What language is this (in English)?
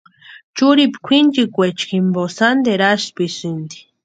Western Highland Purepecha